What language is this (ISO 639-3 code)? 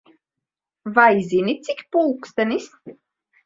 lav